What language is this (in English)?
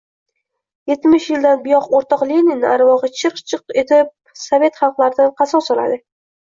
Uzbek